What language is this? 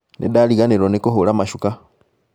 Kikuyu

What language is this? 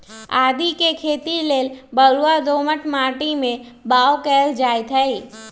Magahi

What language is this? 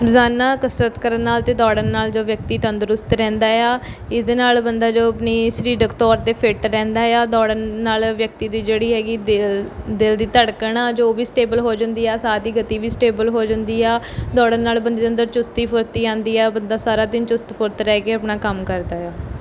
Punjabi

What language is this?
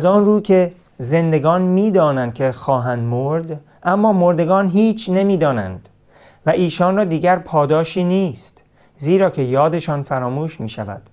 Persian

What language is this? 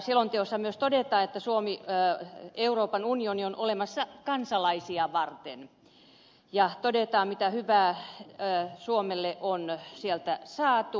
Finnish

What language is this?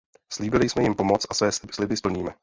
Czech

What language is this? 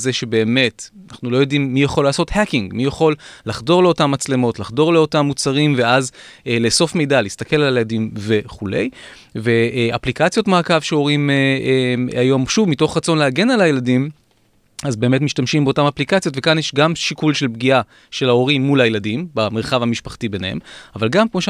Hebrew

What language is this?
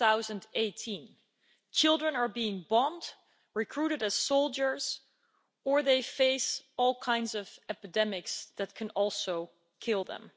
English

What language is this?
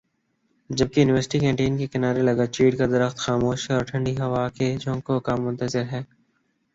Urdu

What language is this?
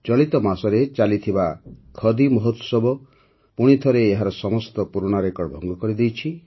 Odia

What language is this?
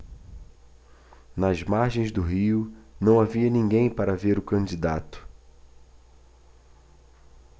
Portuguese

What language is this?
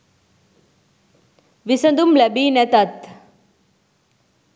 Sinhala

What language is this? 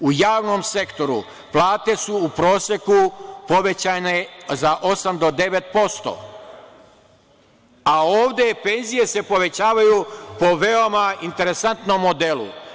Serbian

